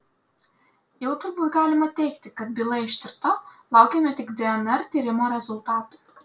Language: Lithuanian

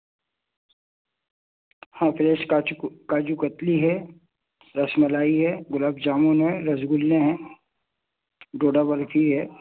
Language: Urdu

